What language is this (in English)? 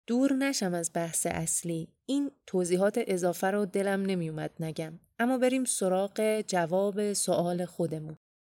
Persian